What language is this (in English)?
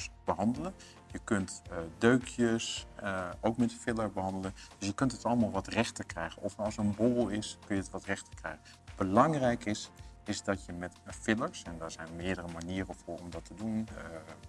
Dutch